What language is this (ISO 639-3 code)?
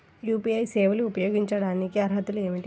tel